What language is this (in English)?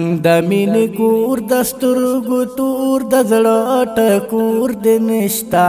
Romanian